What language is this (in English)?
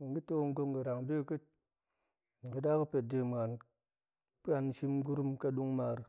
Goemai